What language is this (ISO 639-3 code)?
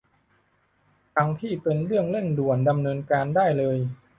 tha